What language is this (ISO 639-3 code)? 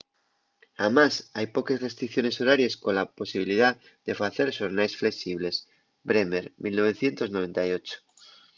ast